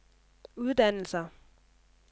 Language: Danish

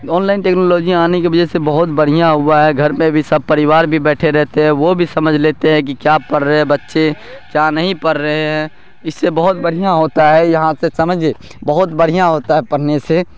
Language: Urdu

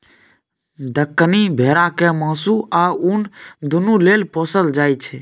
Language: Maithili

